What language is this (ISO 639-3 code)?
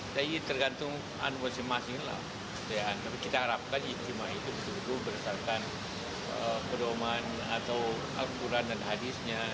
ind